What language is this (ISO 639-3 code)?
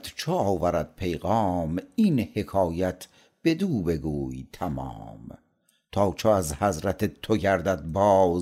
fas